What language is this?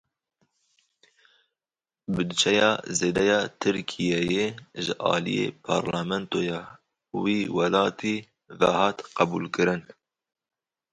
Kurdish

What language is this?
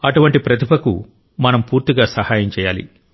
Telugu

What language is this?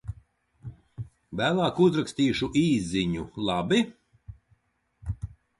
Latvian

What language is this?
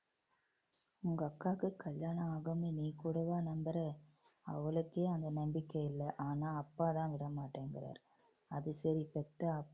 Tamil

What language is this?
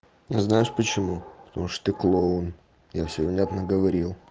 Russian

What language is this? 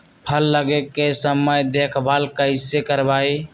Magahi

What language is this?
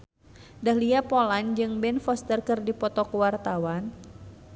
Sundanese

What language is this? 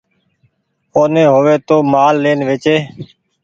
Goaria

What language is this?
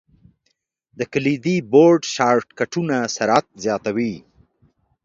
Pashto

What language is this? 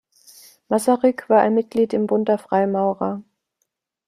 German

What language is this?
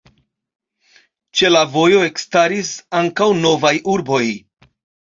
Esperanto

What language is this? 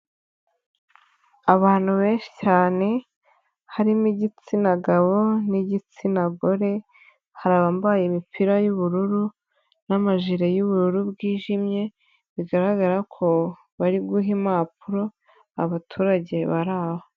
Kinyarwanda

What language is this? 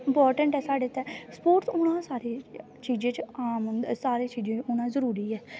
Dogri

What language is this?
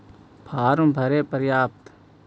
Magahi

